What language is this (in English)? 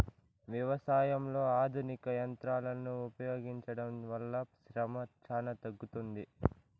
Telugu